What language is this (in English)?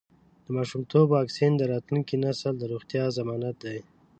Pashto